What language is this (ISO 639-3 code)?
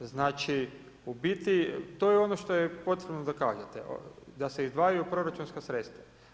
hrv